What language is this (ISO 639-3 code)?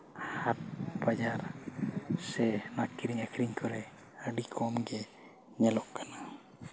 sat